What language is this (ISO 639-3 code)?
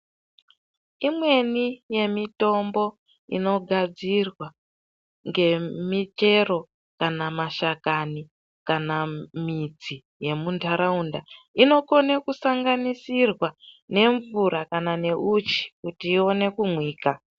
ndc